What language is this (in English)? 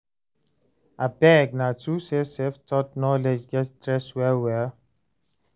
Nigerian Pidgin